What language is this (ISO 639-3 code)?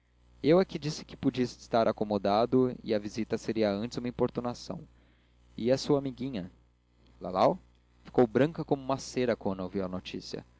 por